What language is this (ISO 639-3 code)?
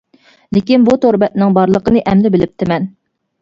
uig